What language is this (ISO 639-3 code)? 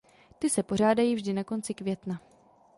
ces